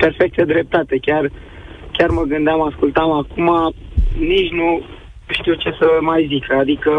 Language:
Romanian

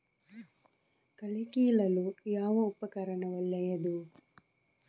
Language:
Kannada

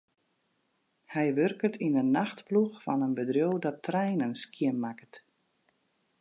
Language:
Western Frisian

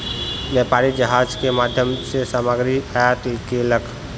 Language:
Maithili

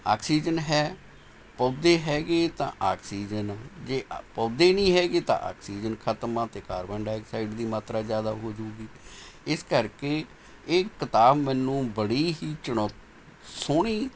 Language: Punjabi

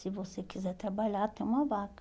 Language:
Portuguese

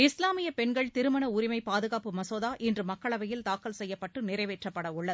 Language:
Tamil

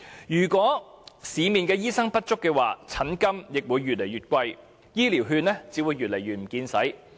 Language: Cantonese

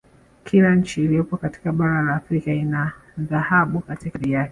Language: Swahili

